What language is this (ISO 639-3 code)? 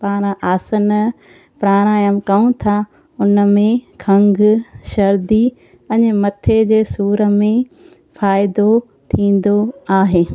snd